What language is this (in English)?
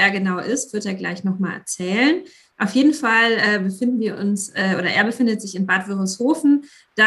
German